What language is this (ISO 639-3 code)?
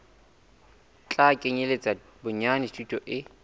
sot